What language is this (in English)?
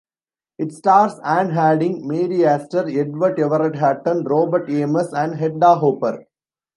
English